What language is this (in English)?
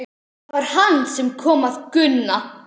Icelandic